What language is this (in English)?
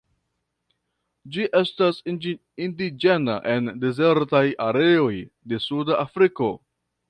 Esperanto